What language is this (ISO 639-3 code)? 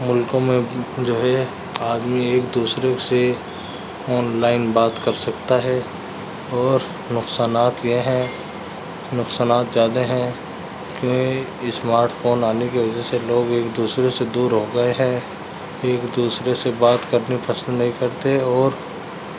urd